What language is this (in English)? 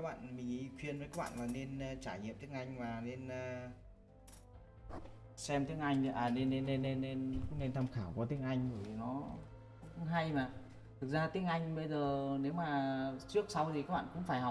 Vietnamese